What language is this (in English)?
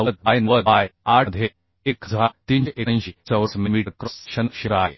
Marathi